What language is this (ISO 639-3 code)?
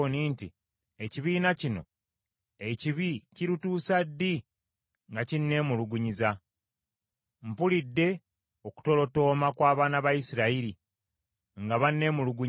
lug